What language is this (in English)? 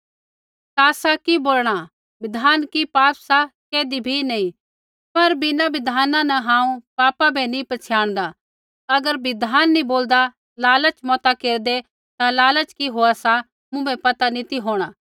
Kullu Pahari